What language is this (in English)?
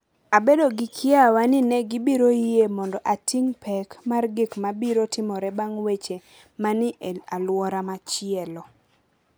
Luo (Kenya and Tanzania)